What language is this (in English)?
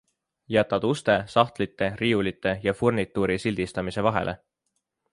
Estonian